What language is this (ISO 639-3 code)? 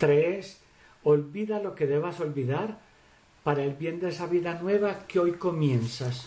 spa